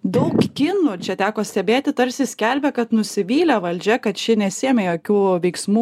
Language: Lithuanian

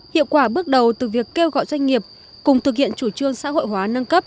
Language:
Vietnamese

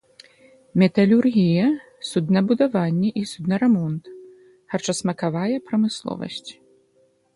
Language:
Belarusian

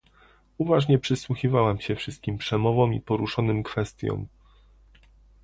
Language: Polish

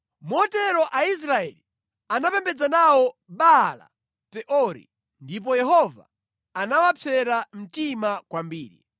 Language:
Nyanja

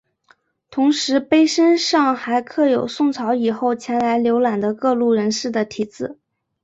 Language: Chinese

